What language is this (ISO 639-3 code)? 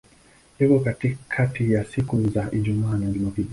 swa